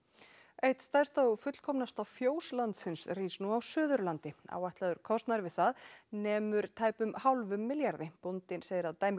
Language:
Icelandic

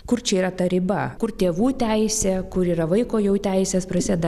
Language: Lithuanian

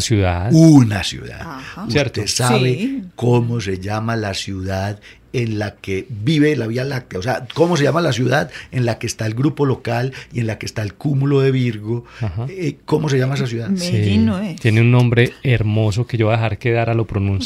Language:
Spanish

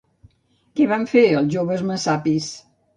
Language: Catalan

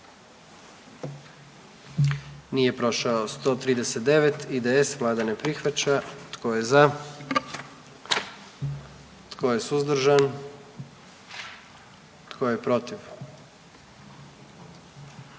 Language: Croatian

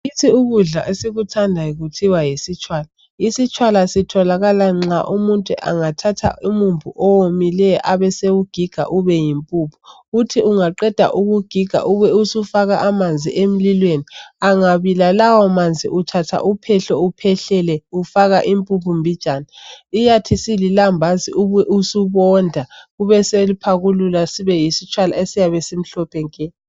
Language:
North Ndebele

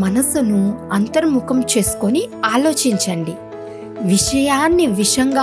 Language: Hindi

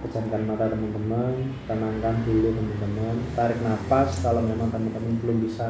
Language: Indonesian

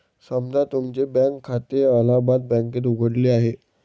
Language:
Marathi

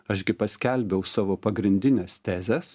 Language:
Lithuanian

